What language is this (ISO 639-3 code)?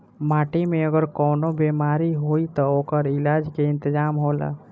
bho